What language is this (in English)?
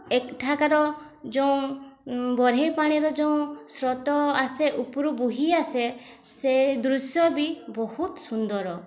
Odia